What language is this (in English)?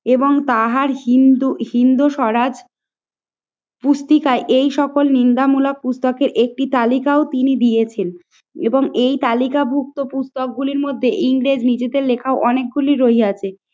Bangla